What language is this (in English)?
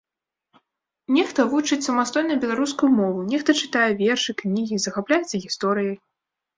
Belarusian